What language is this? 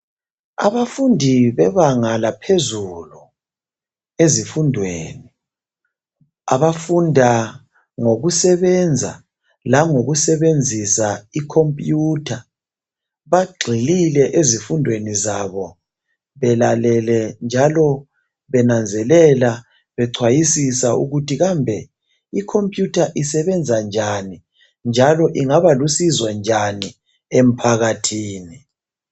North Ndebele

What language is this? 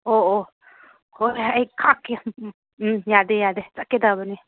Manipuri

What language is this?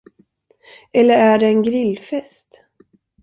Swedish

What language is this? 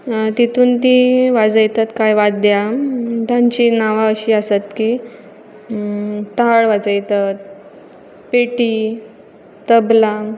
Konkani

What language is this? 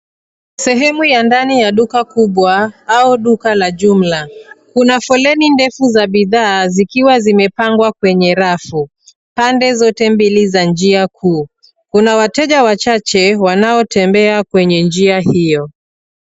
Swahili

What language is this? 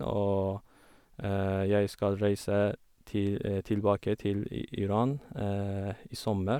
Norwegian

